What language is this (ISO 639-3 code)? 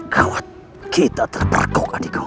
ind